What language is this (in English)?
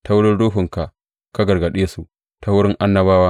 Hausa